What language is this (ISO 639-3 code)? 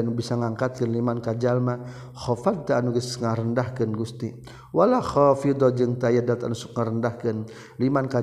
msa